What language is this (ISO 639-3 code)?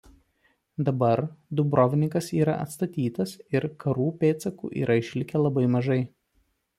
lit